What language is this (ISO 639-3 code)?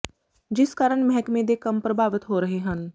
pan